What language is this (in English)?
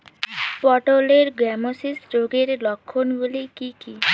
Bangla